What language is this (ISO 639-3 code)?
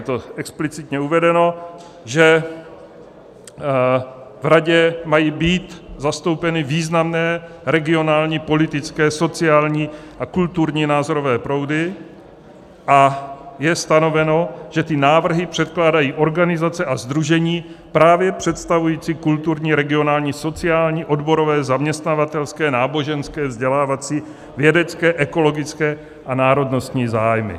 ces